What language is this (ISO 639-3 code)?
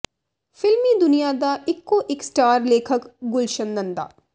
pan